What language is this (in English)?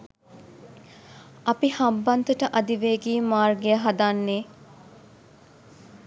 Sinhala